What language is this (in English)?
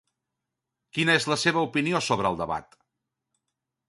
Catalan